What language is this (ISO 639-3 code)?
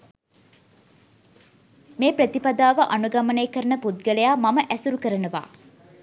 sin